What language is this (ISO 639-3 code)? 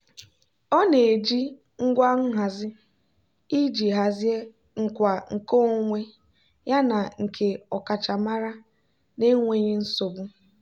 ibo